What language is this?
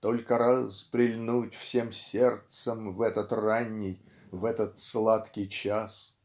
Russian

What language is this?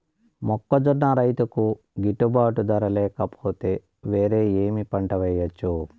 Telugu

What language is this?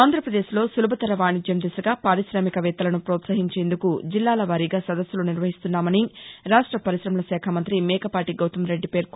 Telugu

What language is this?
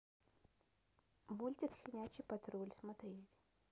Russian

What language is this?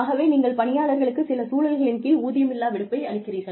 Tamil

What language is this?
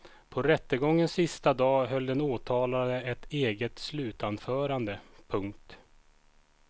Swedish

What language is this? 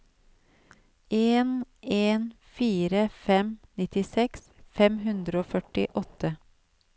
Norwegian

